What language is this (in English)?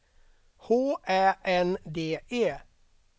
Swedish